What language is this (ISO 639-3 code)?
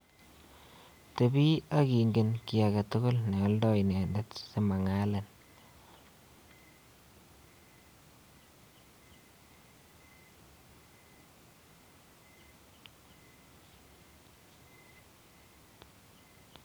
kln